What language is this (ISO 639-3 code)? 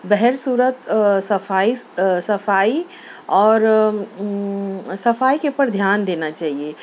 urd